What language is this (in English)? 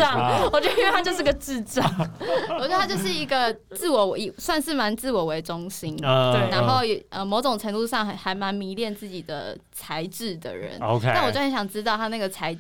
Chinese